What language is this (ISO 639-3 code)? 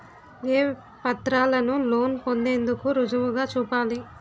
tel